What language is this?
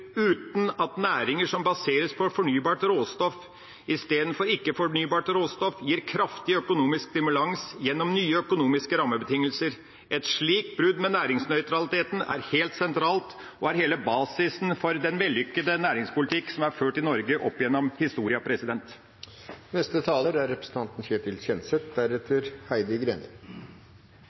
Norwegian Bokmål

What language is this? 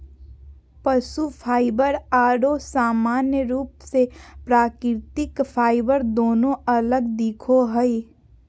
Magahi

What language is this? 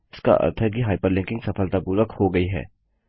Hindi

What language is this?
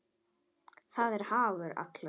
Icelandic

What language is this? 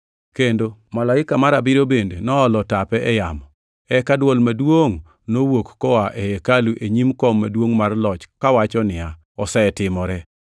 Luo (Kenya and Tanzania)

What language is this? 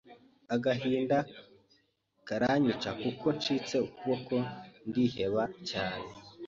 Kinyarwanda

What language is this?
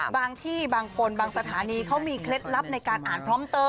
Thai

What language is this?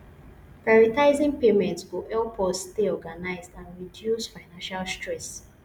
Nigerian Pidgin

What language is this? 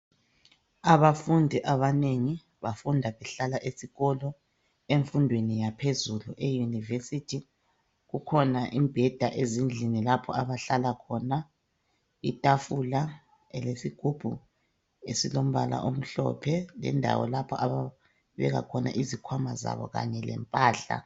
North Ndebele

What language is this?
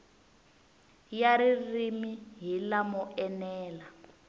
Tsonga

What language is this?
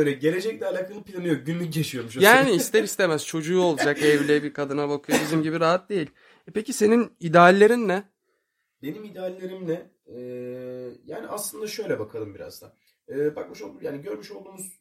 Turkish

